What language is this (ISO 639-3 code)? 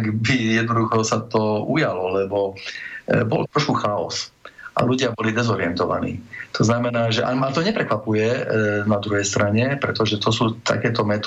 slk